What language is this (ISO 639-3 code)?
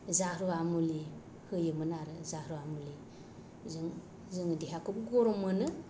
brx